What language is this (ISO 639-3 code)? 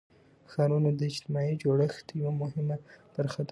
pus